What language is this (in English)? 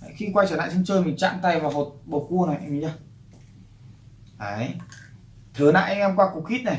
Vietnamese